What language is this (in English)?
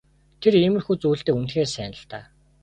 Mongolian